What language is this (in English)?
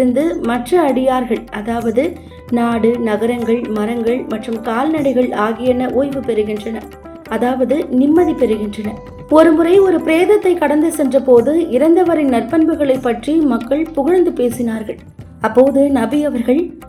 Tamil